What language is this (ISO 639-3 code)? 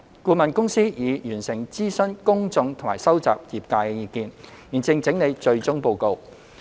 yue